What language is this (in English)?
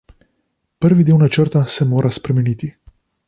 Slovenian